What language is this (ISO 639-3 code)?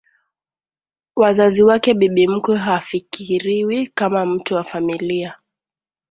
swa